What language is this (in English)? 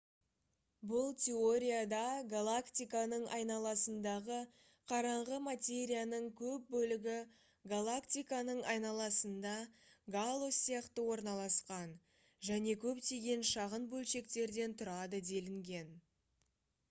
Kazakh